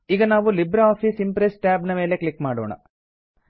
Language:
Kannada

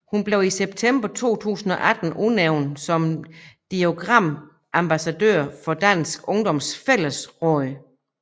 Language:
Danish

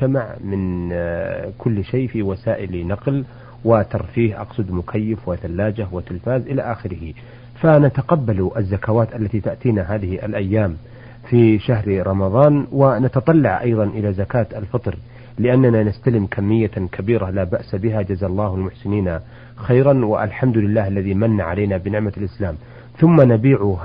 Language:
Arabic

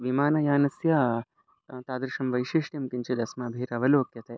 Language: Sanskrit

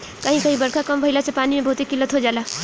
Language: Bhojpuri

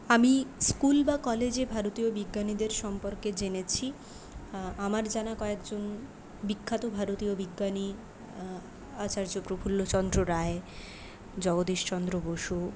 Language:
Bangla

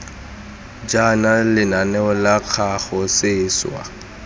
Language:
Tswana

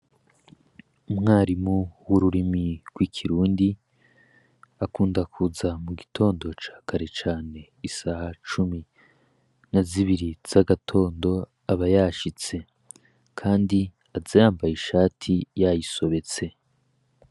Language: Rundi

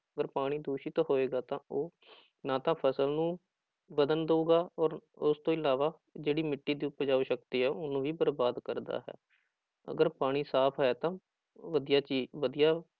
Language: Punjabi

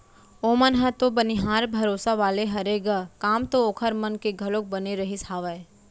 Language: Chhattisgarhi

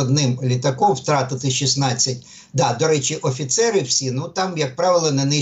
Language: Ukrainian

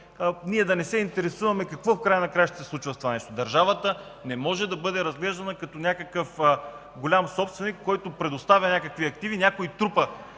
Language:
Bulgarian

